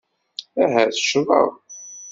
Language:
Kabyle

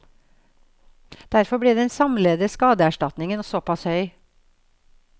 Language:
Norwegian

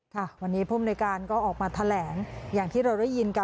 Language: Thai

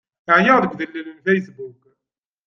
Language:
Kabyle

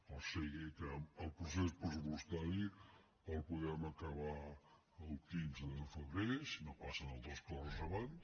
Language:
Catalan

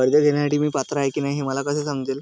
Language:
Marathi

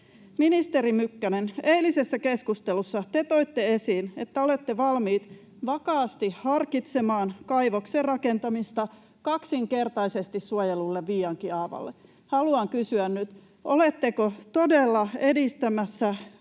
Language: Finnish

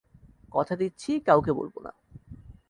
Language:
Bangla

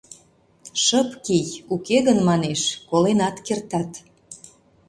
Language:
Mari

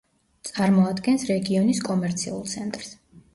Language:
Georgian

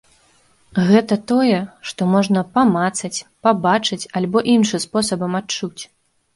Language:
Belarusian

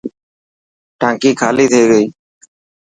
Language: Dhatki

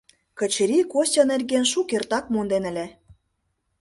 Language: Mari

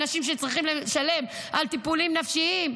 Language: Hebrew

